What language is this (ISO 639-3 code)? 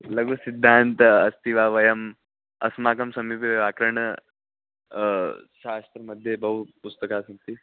san